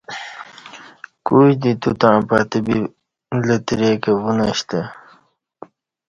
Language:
Kati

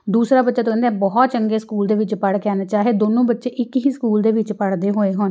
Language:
Punjabi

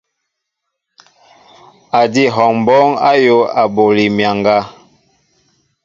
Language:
Mbo (Cameroon)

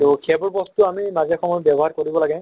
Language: Assamese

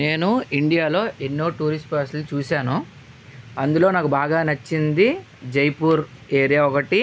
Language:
Telugu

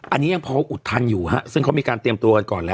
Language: Thai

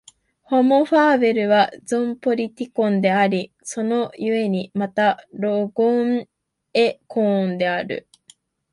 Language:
Japanese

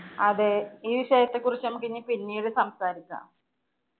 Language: Malayalam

